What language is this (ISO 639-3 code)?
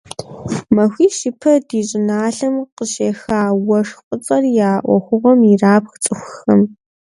kbd